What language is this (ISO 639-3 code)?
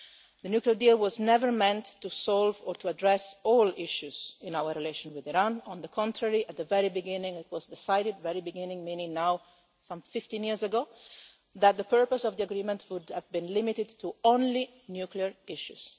eng